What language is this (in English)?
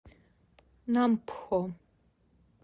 Russian